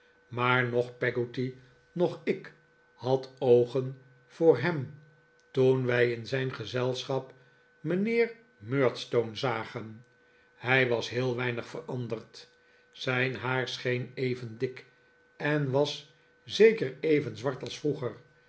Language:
Dutch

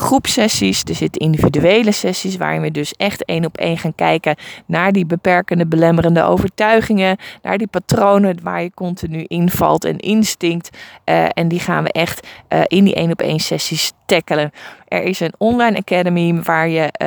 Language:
Dutch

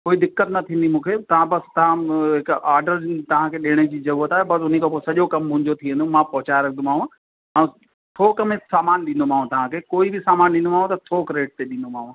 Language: Sindhi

